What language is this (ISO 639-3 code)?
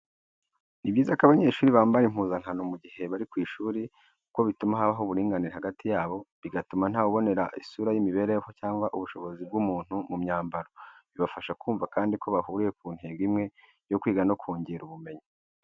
kin